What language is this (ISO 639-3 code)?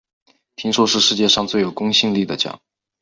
zho